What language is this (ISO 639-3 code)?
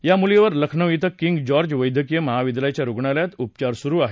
mar